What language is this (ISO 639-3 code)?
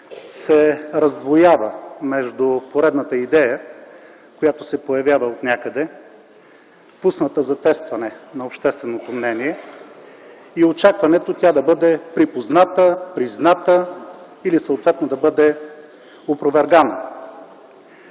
bul